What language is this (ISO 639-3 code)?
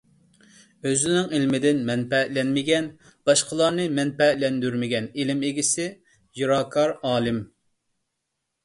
uig